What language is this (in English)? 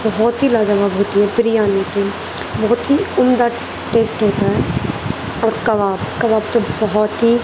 Urdu